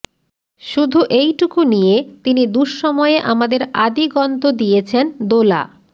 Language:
Bangla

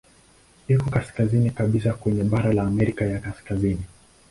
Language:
Swahili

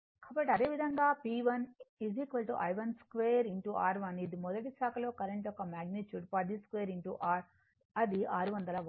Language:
Telugu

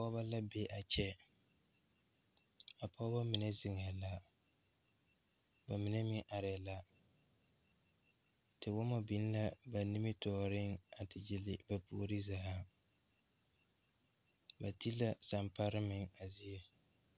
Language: Southern Dagaare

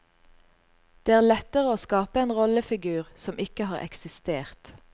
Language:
Norwegian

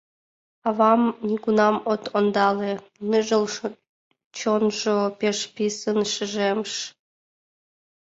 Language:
Mari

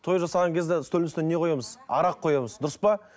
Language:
Kazakh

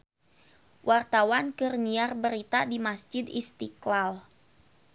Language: Sundanese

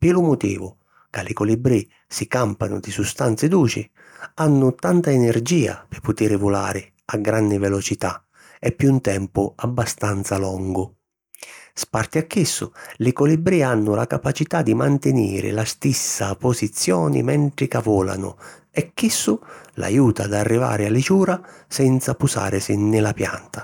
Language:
Sicilian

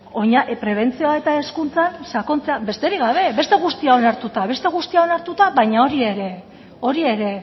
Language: Basque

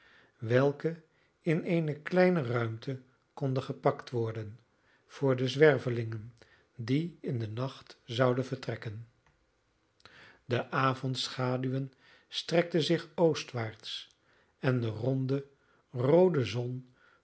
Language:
Dutch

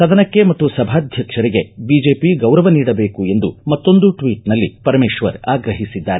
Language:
Kannada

